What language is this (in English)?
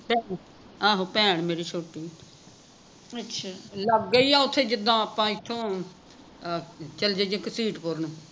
Punjabi